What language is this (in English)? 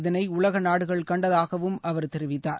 Tamil